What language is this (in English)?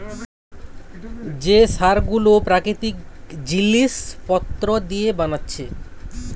Bangla